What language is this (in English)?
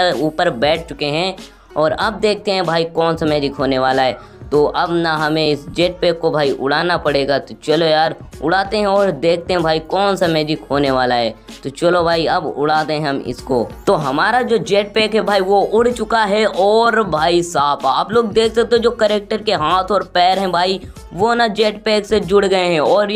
Hindi